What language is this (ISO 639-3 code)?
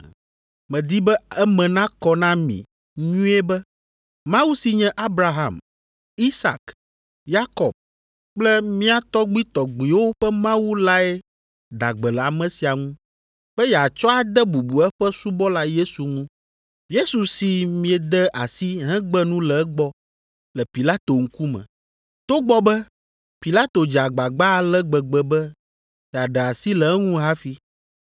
ewe